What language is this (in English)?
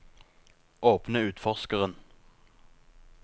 Norwegian